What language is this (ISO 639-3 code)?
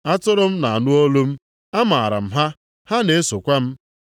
ibo